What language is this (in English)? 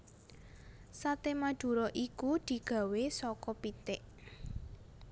Javanese